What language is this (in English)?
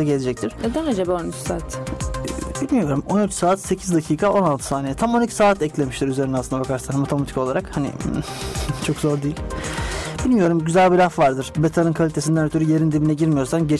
Turkish